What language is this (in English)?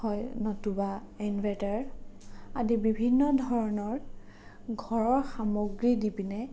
Assamese